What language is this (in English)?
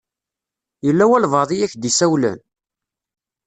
Kabyle